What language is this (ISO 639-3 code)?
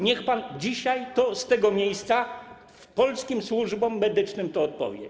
pol